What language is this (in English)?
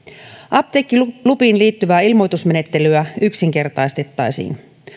Finnish